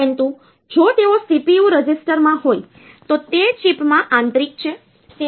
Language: Gujarati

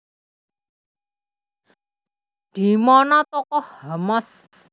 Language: Javanese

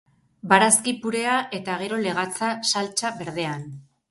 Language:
Basque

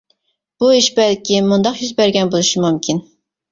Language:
Uyghur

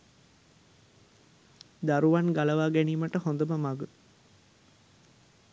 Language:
Sinhala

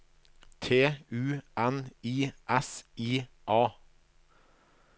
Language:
Norwegian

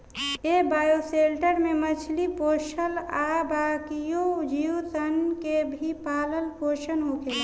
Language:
Bhojpuri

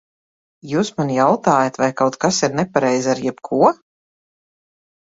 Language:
Latvian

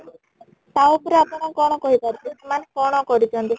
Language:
Odia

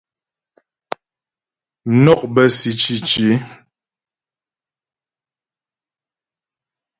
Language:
Ghomala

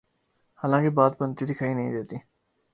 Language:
Urdu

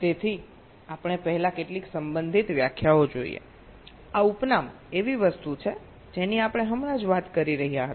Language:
Gujarati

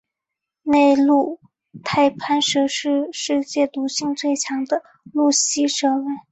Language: Chinese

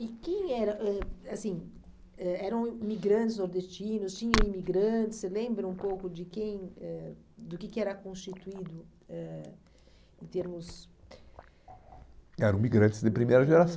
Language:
Portuguese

